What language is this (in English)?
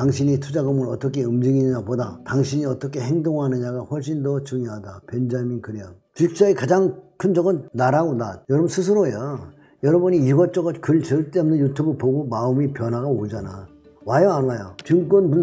Korean